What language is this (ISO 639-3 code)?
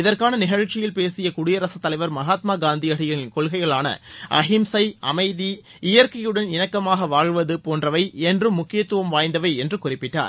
tam